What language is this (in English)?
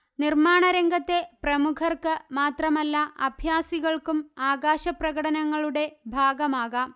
Malayalam